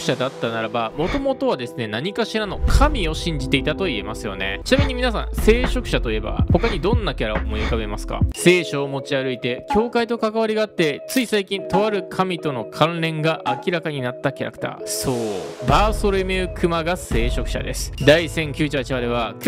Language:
Japanese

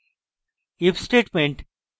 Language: Bangla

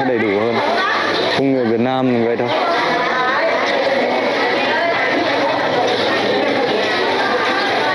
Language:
Vietnamese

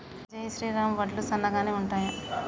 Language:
Telugu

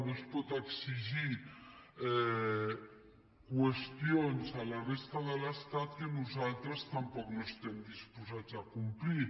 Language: Catalan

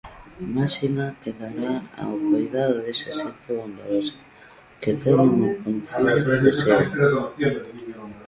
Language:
Galician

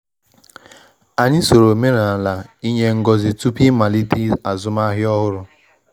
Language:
Igbo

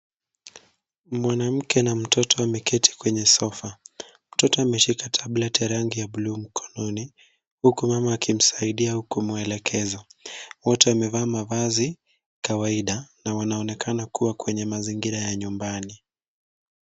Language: Swahili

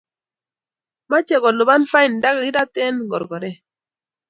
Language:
Kalenjin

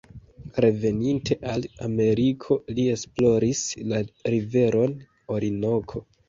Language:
Esperanto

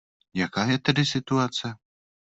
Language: Czech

